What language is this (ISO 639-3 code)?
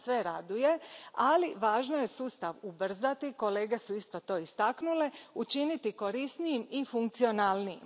hrv